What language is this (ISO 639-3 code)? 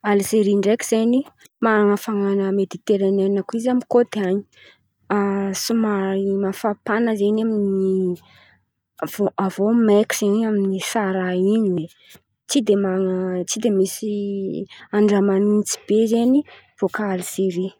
xmv